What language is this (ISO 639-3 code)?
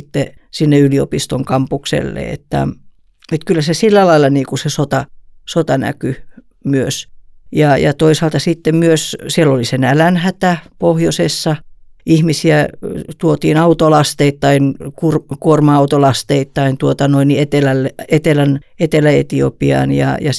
fin